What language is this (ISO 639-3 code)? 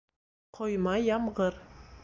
bak